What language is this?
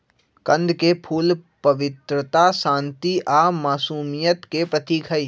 Magahi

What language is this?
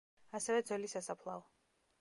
Georgian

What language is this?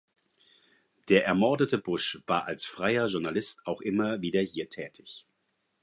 German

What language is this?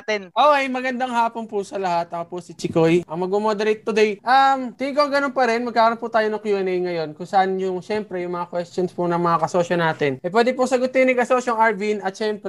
Filipino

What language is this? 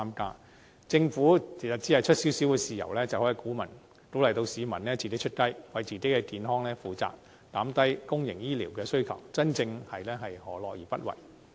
Cantonese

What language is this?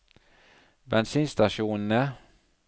Norwegian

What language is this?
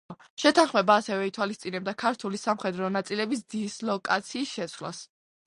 Georgian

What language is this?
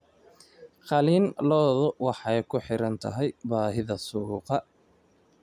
Somali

